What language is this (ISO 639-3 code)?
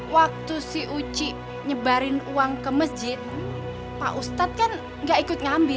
ind